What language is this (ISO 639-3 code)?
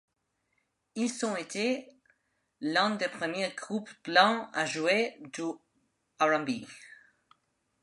fra